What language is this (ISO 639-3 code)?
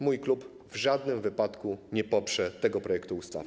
pol